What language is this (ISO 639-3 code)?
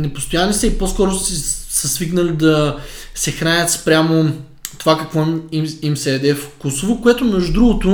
bul